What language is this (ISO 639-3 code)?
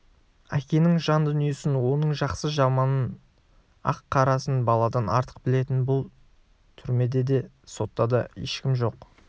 kaz